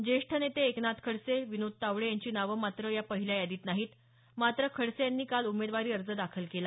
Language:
Marathi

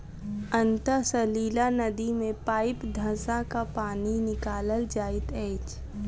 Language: Maithili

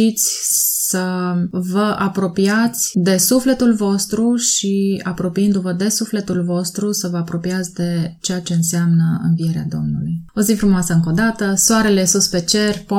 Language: Romanian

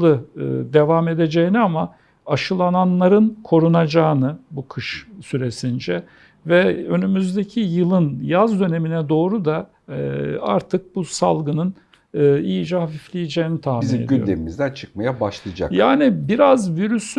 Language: Turkish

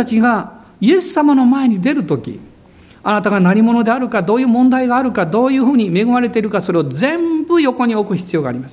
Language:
Japanese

